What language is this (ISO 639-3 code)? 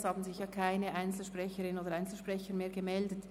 gsw